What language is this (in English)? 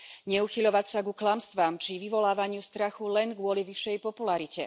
Slovak